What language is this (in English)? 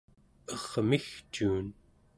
Central Yupik